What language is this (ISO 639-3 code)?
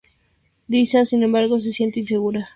spa